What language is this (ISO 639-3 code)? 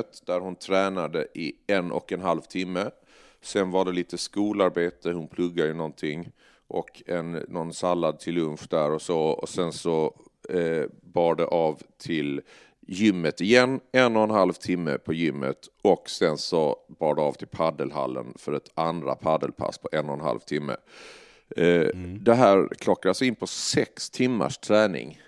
swe